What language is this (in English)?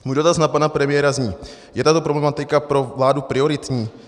Czech